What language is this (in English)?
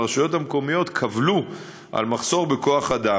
Hebrew